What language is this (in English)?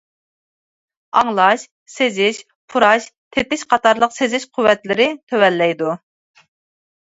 Uyghur